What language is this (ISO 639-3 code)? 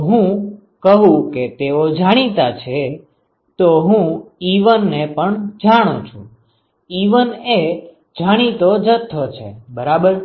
guj